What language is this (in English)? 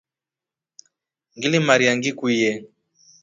Rombo